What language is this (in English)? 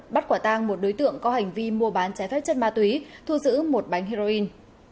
Vietnamese